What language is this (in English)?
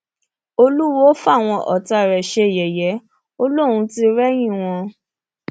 Yoruba